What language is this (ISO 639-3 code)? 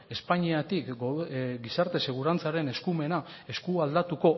eus